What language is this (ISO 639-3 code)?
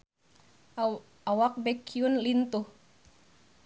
sun